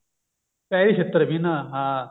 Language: Punjabi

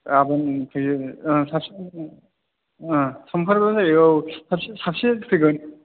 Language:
Bodo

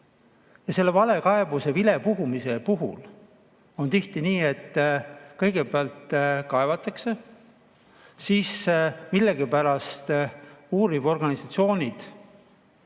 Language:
Estonian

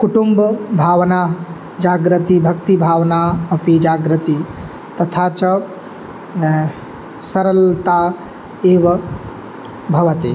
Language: Sanskrit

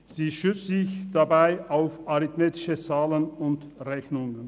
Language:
Swiss German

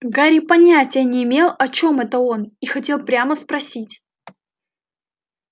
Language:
Russian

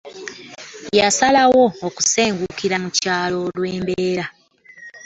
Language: Ganda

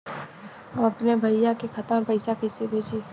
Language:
Bhojpuri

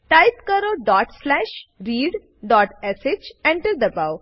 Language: Gujarati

